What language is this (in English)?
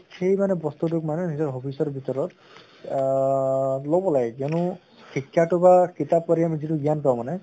Assamese